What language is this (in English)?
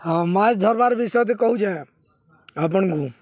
Odia